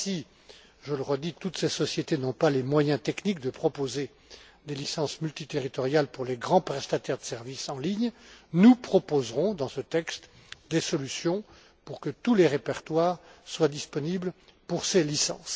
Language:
French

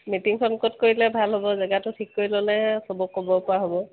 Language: Assamese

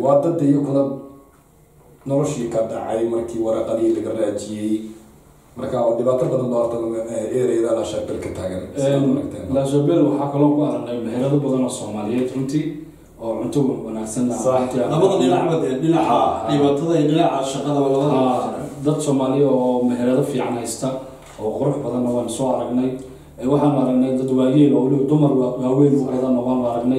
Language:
Arabic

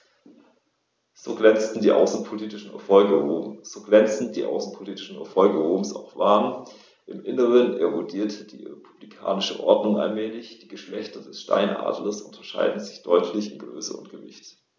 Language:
German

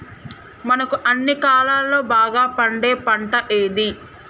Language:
Telugu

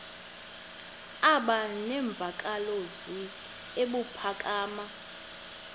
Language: Xhosa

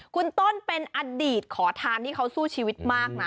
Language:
Thai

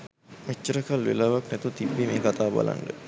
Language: Sinhala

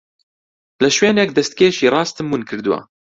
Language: Central Kurdish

